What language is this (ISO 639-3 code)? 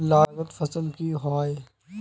mag